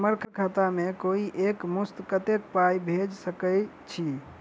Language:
Maithili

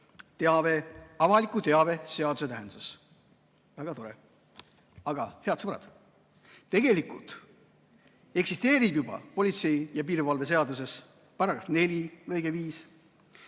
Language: Estonian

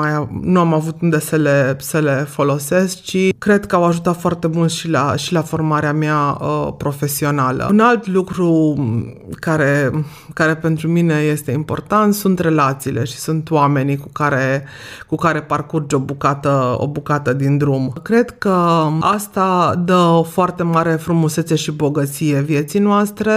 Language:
Romanian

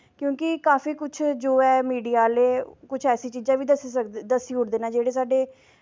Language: Dogri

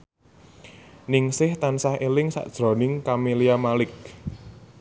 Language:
Javanese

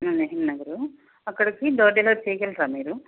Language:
Telugu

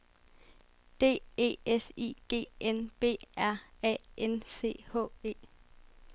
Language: Danish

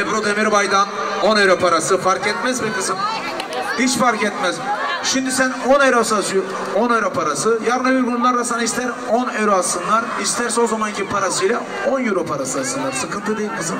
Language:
Turkish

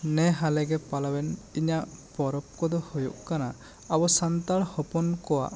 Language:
Santali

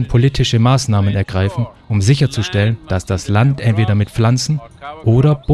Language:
German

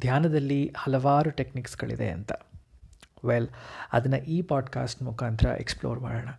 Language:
Kannada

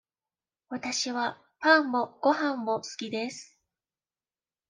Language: Japanese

